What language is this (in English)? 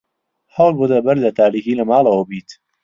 Central Kurdish